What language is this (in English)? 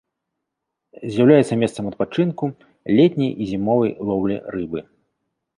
Belarusian